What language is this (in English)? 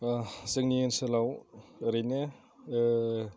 Bodo